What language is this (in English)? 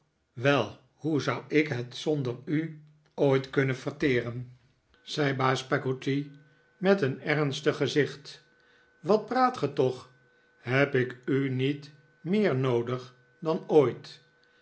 Dutch